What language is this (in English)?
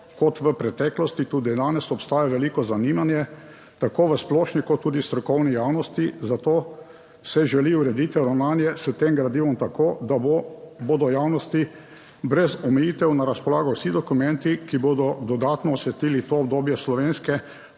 Slovenian